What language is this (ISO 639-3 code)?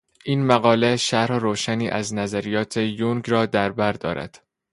fas